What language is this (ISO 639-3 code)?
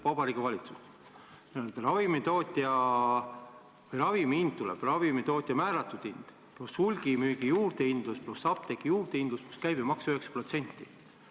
est